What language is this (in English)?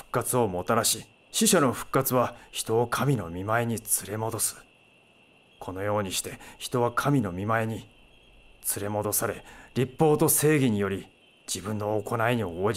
Japanese